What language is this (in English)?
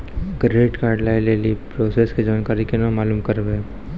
Maithili